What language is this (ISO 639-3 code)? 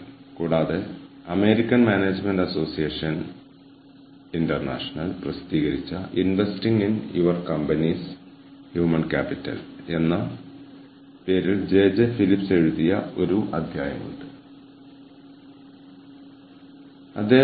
mal